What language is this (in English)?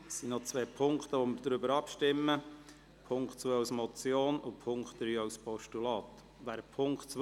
Swiss German